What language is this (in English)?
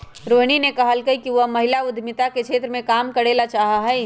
Magahi